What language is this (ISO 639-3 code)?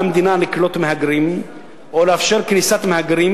heb